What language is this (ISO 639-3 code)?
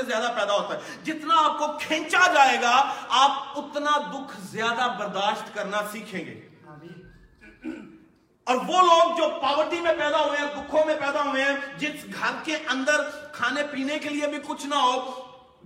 urd